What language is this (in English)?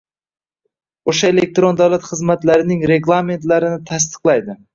Uzbek